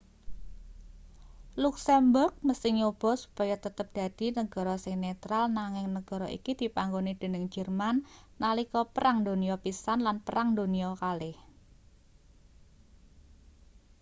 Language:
Javanese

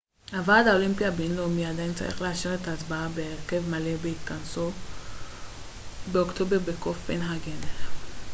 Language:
Hebrew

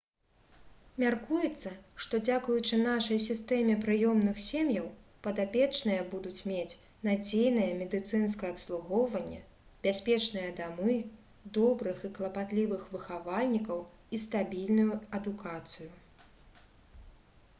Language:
Belarusian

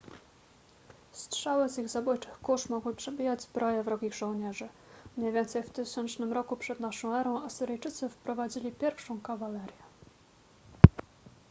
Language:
Polish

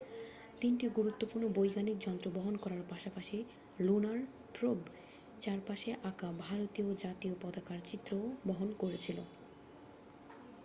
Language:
Bangla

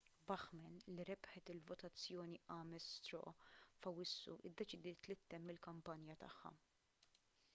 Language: Maltese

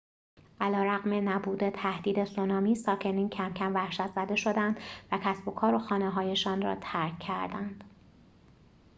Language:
Persian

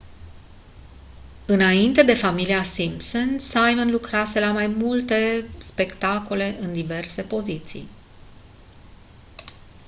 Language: Romanian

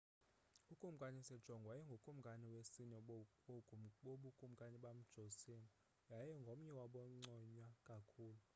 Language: Xhosa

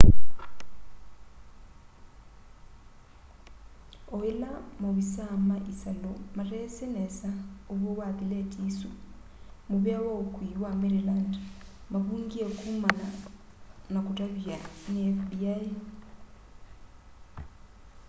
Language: Kamba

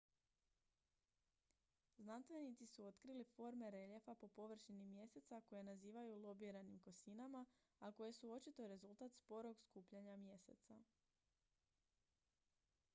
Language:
Croatian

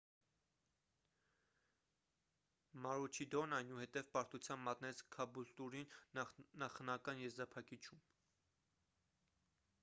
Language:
Armenian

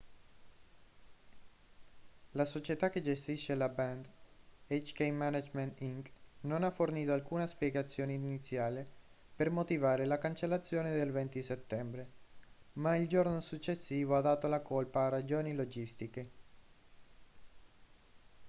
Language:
Italian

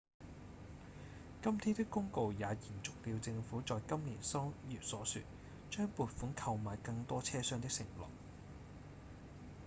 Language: Cantonese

